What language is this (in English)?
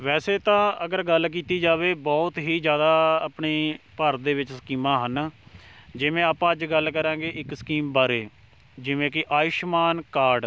Punjabi